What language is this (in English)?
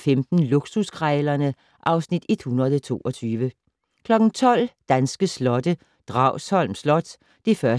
Danish